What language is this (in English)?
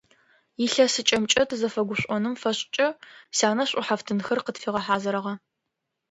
Adyghe